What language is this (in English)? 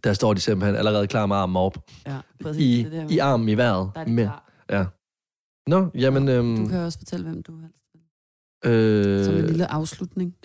Danish